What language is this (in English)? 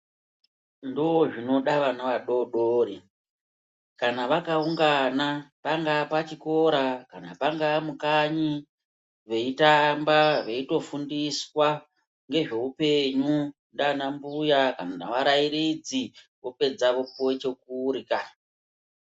Ndau